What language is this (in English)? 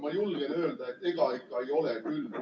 Estonian